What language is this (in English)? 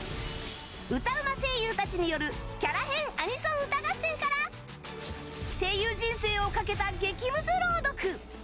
Japanese